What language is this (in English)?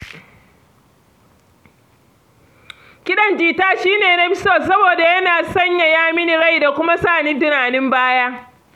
Hausa